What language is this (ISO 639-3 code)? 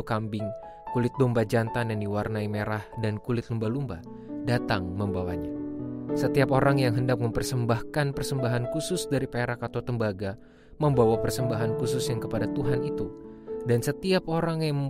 ind